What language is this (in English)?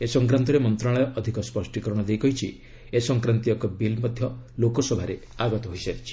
Odia